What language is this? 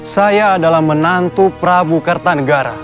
Indonesian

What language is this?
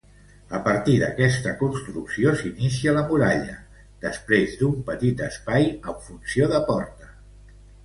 Catalan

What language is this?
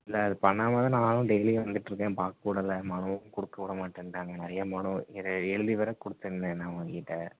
Tamil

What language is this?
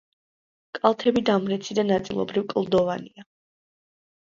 Georgian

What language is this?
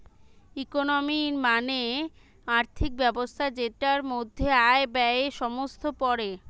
Bangla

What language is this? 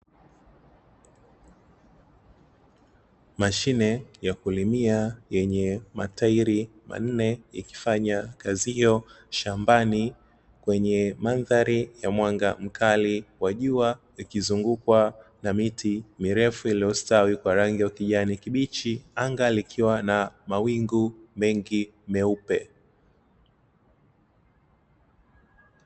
Swahili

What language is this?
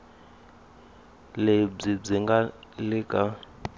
Tsonga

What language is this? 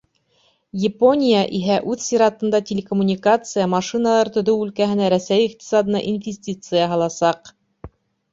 Bashkir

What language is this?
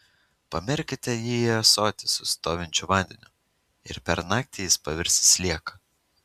Lithuanian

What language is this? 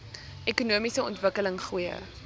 Afrikaans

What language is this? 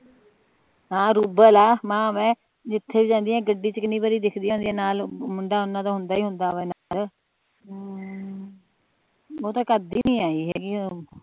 Punjabi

